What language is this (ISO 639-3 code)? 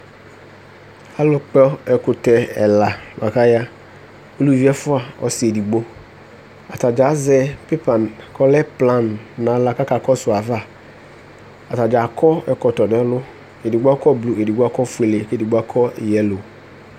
kpo